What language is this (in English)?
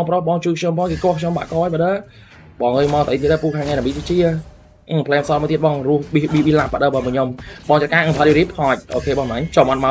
Vietnamese